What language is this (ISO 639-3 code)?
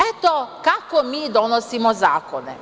srp